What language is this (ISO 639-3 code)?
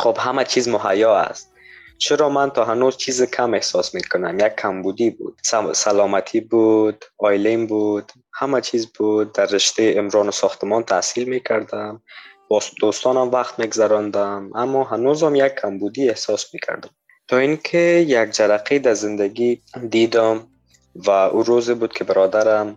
fas